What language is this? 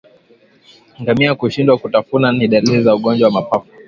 Swahili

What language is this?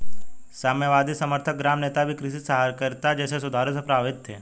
Hindi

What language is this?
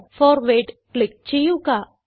Malayalam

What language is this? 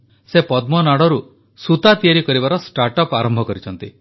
Odia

